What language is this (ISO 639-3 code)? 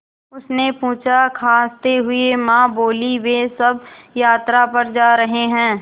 hin